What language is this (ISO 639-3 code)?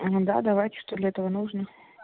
rus